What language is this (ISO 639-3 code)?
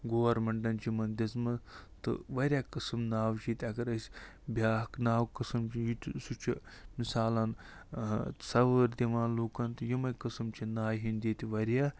kas